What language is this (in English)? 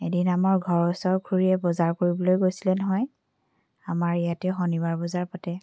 Assamese